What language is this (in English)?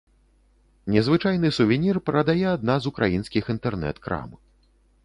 Belarusian